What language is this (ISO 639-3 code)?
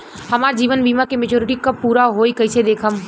bho